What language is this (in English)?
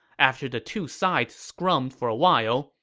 English